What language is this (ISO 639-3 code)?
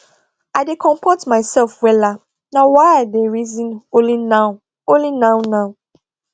pcm